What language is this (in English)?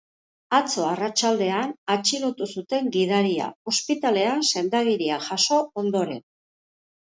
Basque